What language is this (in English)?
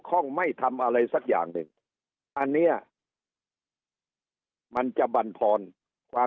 Thai